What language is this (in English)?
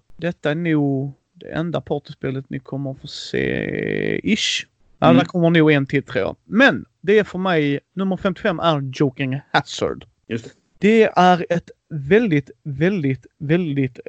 Swedish